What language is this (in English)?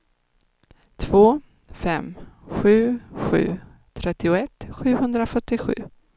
Swedish